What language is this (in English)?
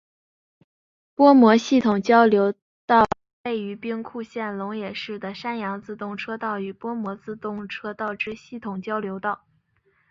Chinese